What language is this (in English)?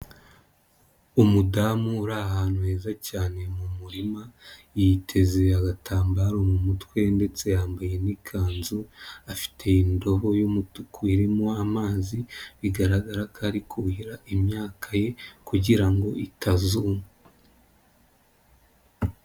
Kinyarwanda